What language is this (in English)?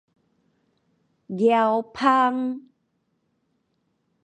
Min Nan Chinese